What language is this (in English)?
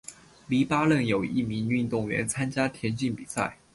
Chinese